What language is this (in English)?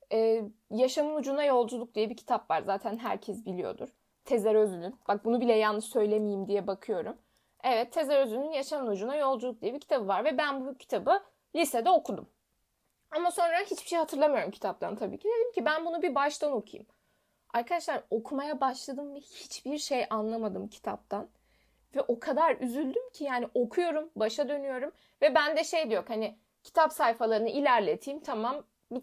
Turkish